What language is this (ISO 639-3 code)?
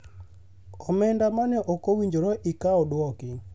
luo